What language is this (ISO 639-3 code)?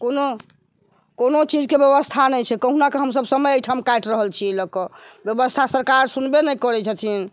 mai